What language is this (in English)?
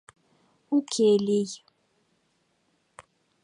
Mari